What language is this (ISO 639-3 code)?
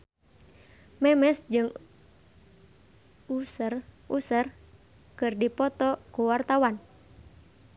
sun